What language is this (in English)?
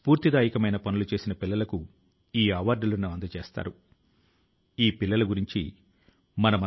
Telugu